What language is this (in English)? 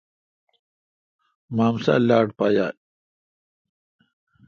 Kalkoti